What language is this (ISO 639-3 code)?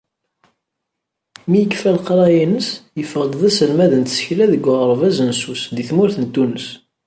kab